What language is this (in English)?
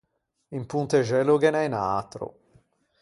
Ligurian